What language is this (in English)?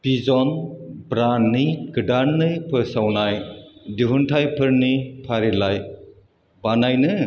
Bodo